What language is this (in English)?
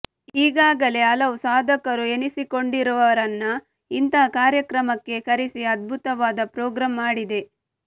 Kannada